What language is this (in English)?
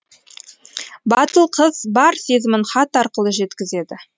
Kazakh